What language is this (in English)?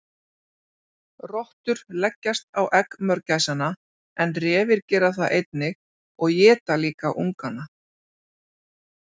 Icelandic